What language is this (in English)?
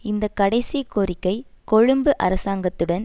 Tamil